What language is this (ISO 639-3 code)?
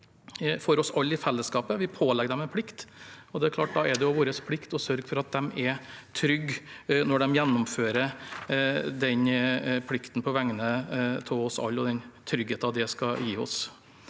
nor